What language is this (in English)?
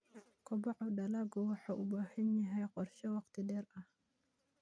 Somali